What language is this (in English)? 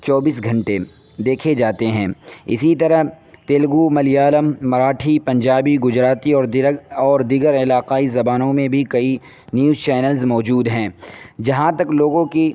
Urdu